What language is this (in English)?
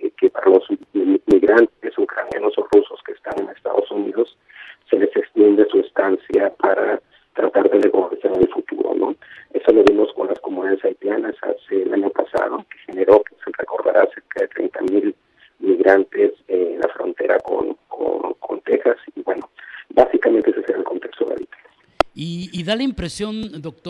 Spanish